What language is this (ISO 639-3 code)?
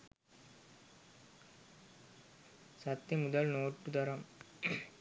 sin